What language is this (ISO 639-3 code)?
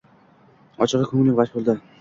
uzb